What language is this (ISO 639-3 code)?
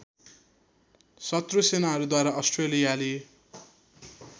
nep